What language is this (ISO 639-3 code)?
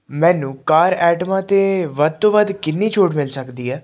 pan